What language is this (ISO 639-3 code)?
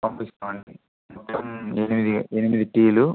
tel